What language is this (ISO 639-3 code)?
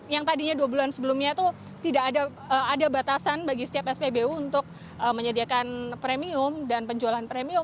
ind